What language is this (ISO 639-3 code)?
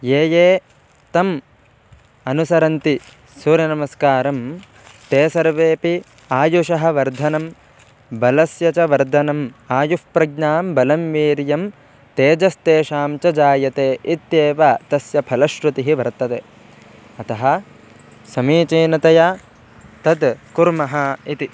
san